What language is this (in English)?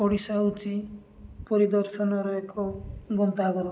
Odia